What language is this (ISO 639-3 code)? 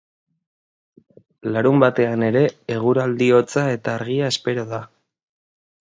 eus